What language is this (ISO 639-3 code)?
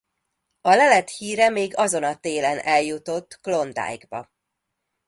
hun